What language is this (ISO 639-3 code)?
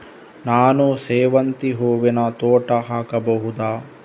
kan